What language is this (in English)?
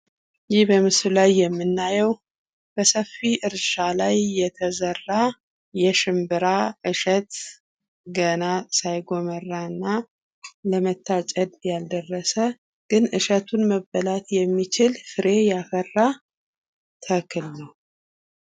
Amharic